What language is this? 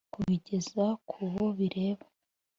Kinyarwanda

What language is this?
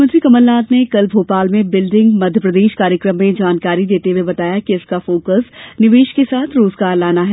Hindi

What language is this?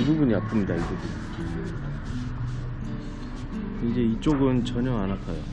Korean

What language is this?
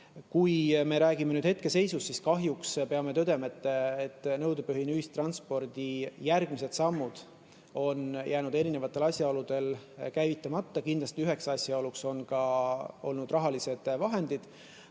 Estonian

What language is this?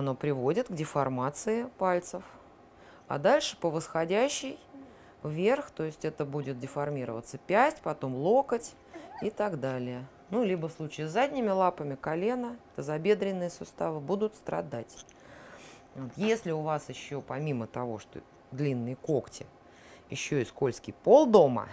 Russian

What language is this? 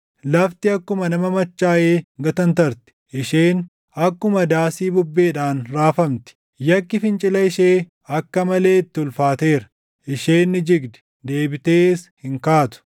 Oromo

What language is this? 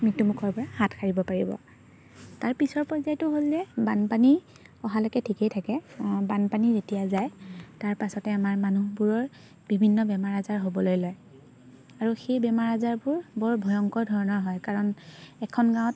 Assamese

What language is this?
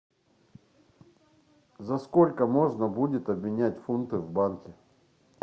Russian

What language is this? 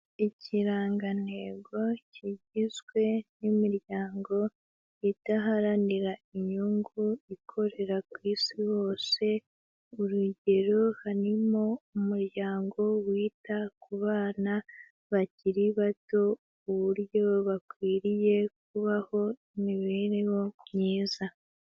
Kinyarwanda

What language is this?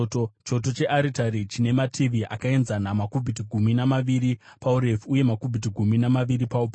Shona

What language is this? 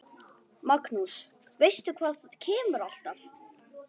Icelandic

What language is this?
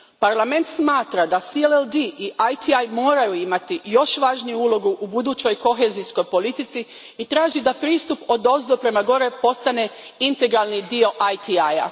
Croatian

